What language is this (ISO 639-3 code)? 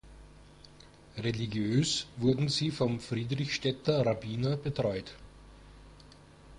deu